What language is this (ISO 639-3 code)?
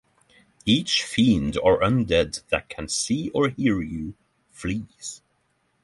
eng